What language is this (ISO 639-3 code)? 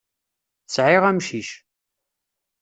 kab